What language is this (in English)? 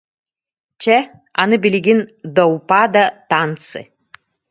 Yakut